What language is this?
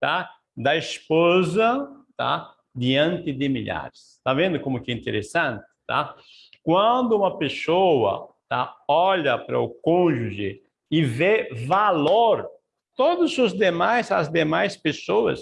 Portuguese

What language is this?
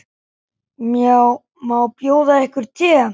Icelandic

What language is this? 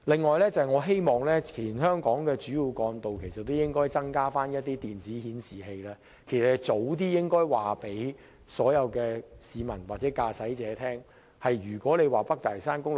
Cantonese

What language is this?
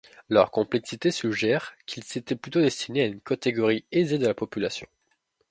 French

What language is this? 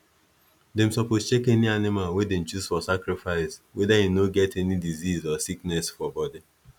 Nigerian Pidgin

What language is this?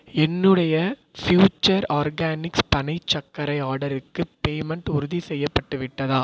Tamil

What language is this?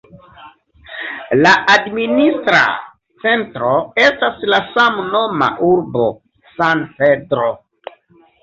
Esperanto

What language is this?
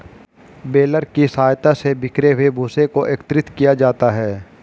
Hindi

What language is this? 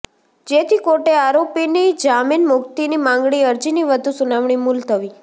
Gujarati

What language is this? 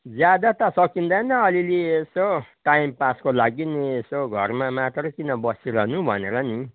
Nepali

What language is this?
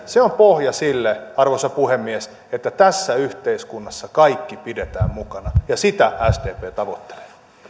Finnish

